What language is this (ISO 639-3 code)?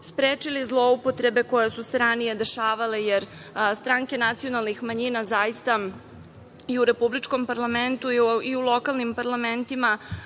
srp